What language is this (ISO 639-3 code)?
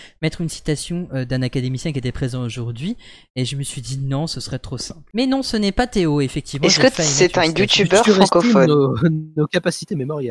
fra